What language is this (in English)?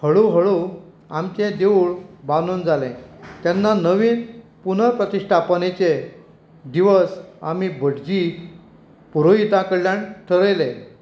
Konkani